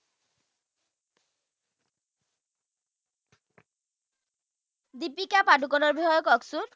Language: Assamese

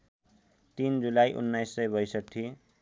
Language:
Nepali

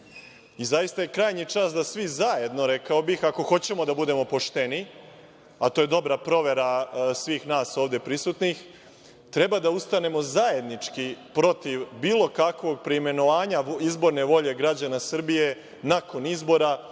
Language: Serbian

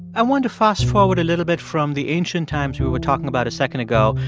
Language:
English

